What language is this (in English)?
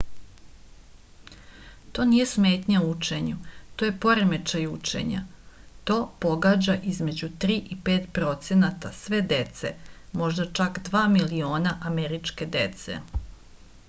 Serbian